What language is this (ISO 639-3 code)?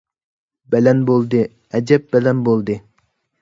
uig